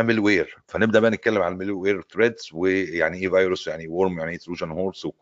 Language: Arabic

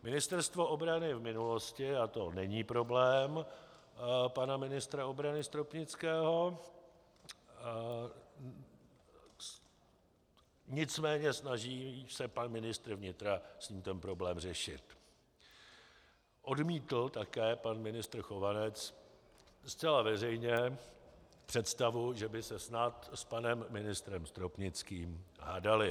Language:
Czech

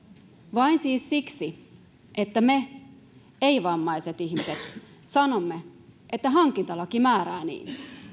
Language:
Finnish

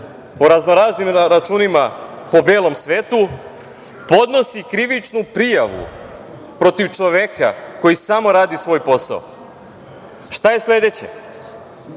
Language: Serbian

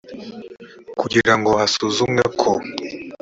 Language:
Kinyarwanda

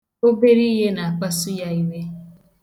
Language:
Igbo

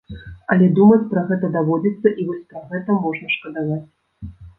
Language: Belarusian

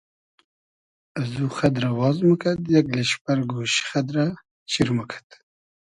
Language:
Hazaragi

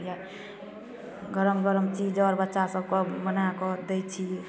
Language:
Maithili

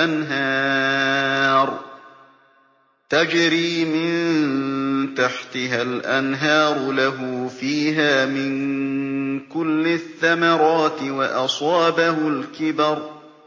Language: Arabic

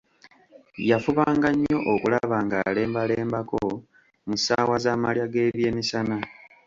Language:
Ganda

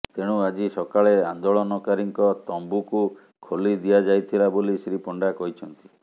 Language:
Odia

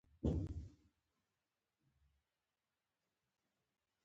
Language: Pashto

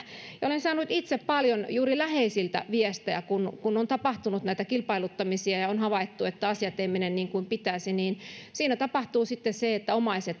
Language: Finnish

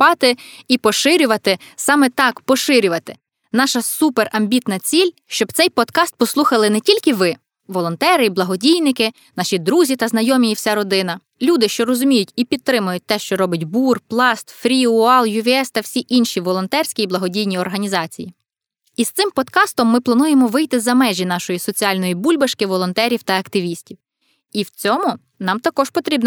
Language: Ukrainian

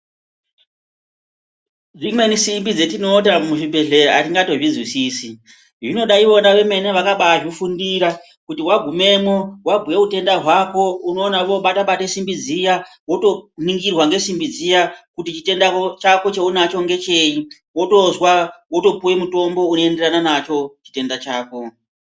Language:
Ndau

